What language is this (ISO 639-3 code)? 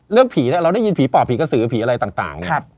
tha